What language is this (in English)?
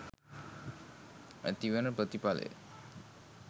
Sinhala